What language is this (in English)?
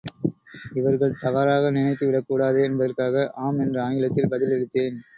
Tamil